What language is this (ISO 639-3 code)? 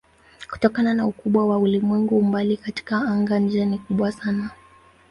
swa